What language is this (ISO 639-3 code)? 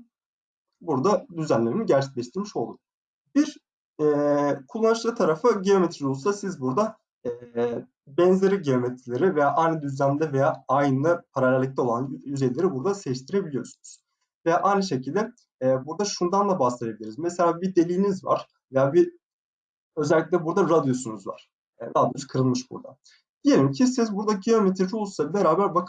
tur